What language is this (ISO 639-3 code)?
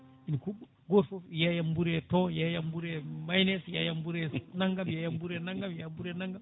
ful